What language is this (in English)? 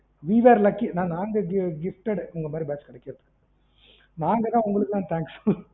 Tamil